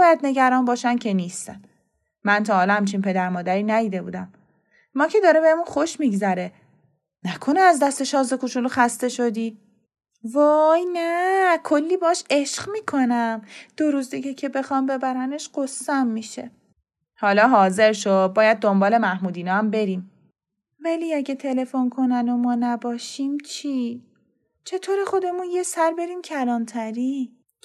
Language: Persian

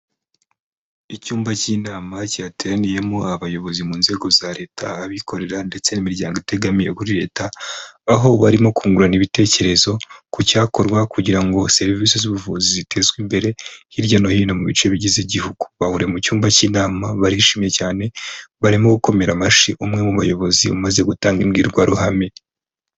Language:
Kinyarwanda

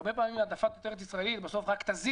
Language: Hebrew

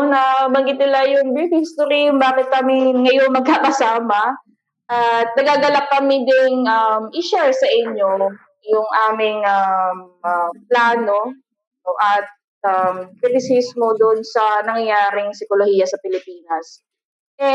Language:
Filipino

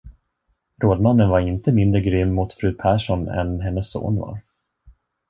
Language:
Swedish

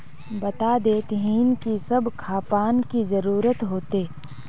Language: Magahi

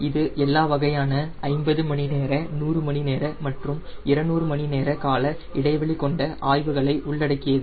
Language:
Tamil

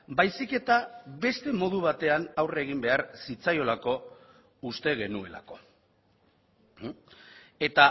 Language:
Basque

